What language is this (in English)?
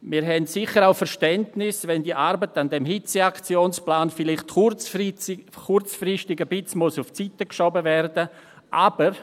Swiss German